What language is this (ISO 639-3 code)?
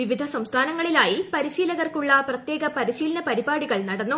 mal